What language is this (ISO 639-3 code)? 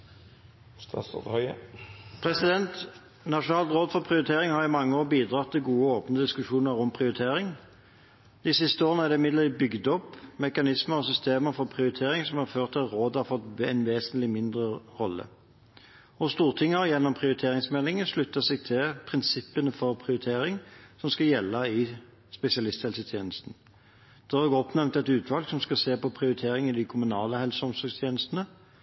nob